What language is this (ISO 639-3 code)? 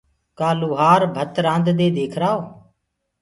ggg